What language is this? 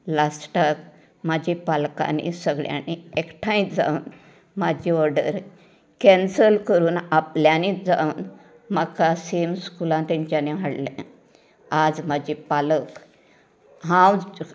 Konkani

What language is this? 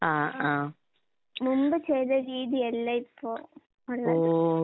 Malayalam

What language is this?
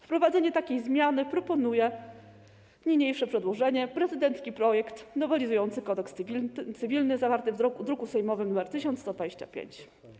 Polish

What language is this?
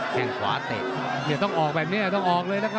Thai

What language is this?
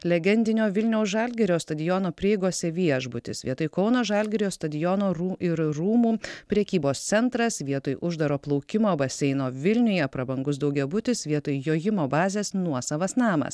Lithuanian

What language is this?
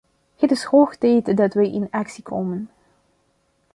Dutch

